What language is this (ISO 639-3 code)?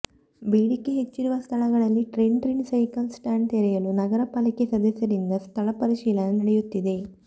kan